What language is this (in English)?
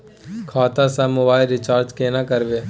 Maithili